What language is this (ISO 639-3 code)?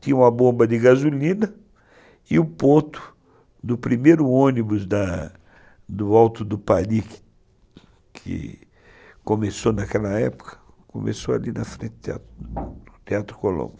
por